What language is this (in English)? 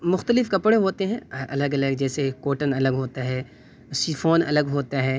Urdu